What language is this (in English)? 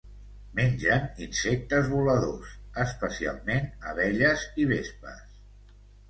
Catalan